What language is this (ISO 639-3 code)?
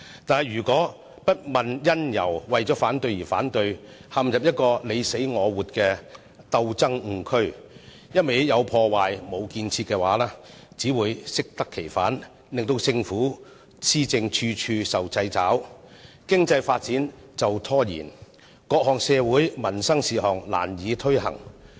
yue